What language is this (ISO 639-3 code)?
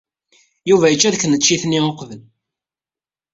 kab